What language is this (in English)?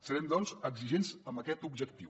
Catalan